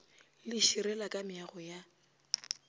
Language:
Northern Sotho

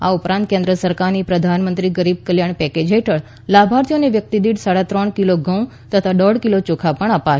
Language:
Gujarati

